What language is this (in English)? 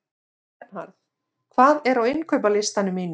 Icelandic